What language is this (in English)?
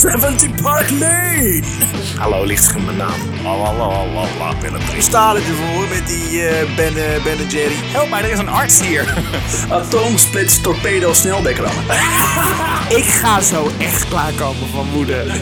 Dutch